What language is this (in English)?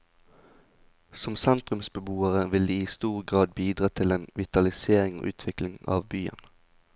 Norwegian